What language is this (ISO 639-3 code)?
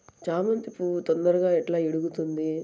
tel